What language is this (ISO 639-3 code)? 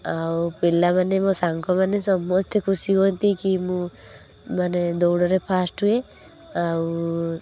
ori